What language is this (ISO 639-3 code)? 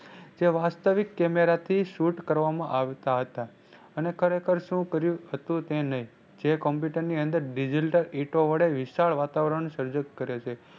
guj